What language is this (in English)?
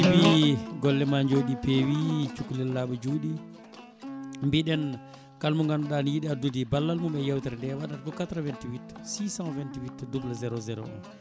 Fula